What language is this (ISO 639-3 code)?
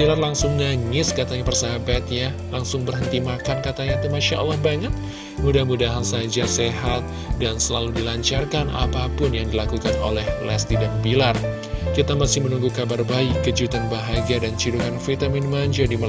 ind